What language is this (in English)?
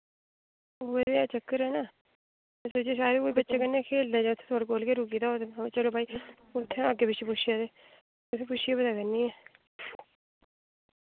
Dogri